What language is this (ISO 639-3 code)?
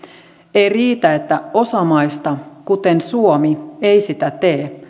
fin